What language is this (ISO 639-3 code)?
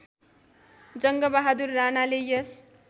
nep